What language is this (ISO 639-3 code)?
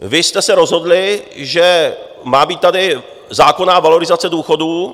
ces